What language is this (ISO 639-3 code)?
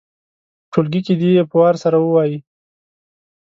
pus